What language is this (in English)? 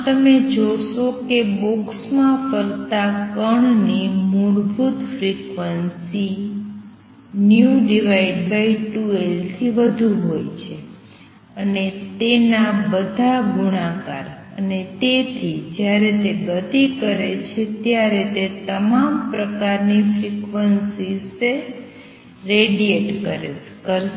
Gujarati